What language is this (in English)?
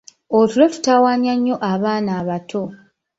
Ganda